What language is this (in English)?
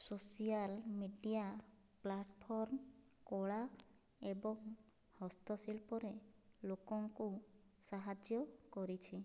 Odia